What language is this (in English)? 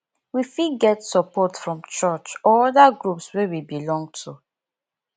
Nigerian Pidgin